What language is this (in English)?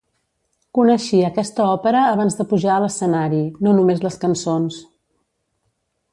Catalan